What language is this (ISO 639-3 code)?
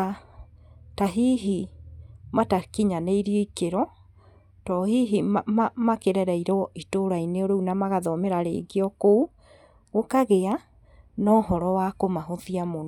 kik